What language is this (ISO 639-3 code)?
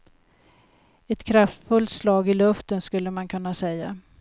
swe